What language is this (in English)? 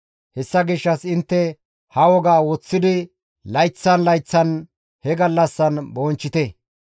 Gamo